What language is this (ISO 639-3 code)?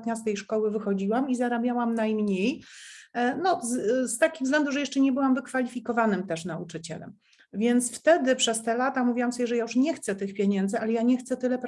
pol